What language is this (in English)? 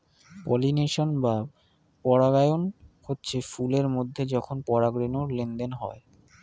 Bangla